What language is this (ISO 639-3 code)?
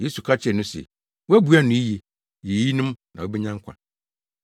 aka